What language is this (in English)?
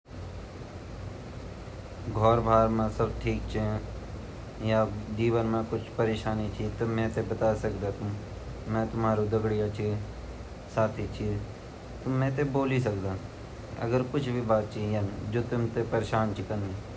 Garhwali